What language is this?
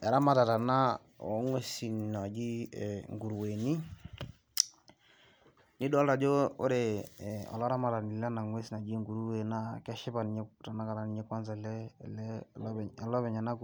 Masai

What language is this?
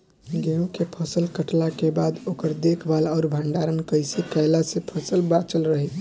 Bhojpuri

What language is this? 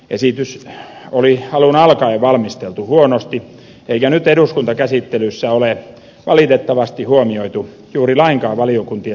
Finnish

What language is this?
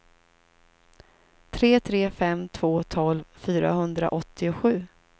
Swedish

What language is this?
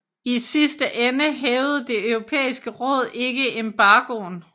Danish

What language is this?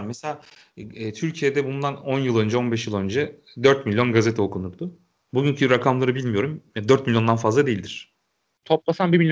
Turkish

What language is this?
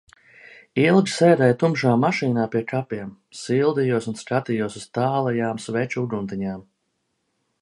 Latvian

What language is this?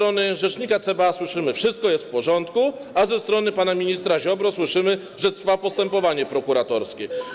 Polish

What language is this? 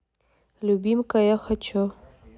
Russian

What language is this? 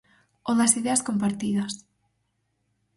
Galician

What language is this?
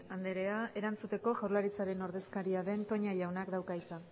Basque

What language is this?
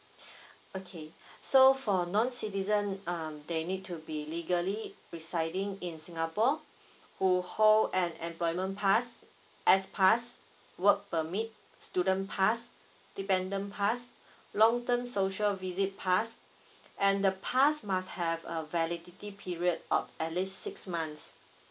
English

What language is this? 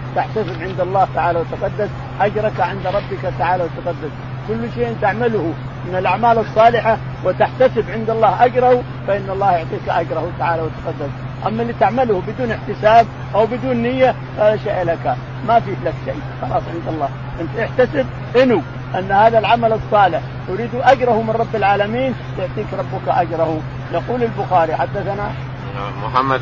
Arabic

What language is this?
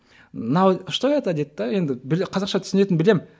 Kazakh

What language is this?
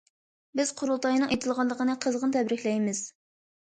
Uyghur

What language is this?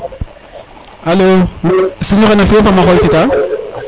Serer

